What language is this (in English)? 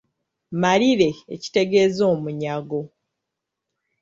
Ganda